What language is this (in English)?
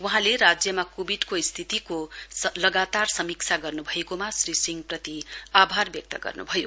Nepali